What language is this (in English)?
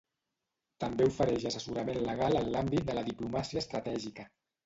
Catalan